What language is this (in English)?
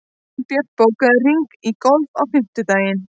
Icelandic